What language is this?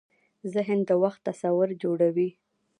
Pashto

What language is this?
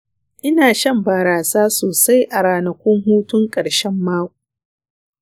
Hausa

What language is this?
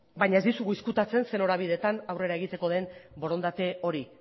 Basque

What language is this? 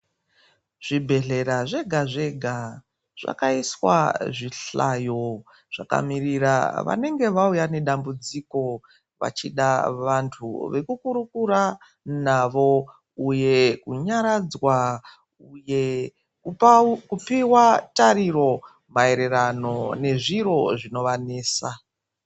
Ndau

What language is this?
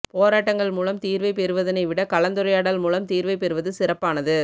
Tamil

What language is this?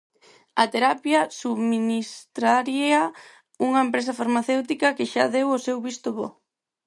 Galician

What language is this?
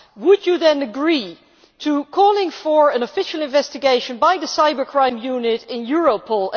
English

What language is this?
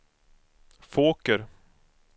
Swedish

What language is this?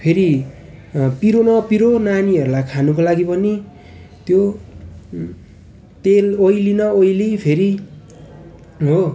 Nepali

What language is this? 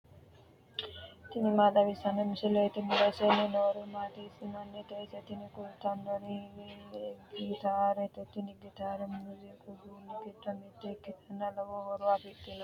Sidamo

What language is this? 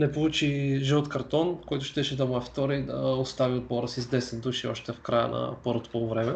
Bulgarian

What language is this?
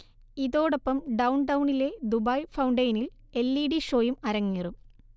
Malayalam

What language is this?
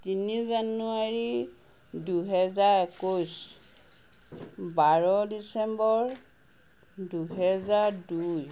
Assamese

